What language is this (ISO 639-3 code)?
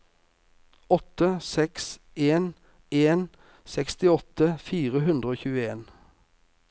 nor